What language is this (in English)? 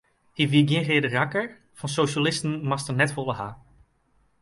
Western Frisian